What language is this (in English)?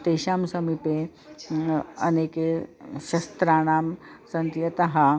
Sanskrit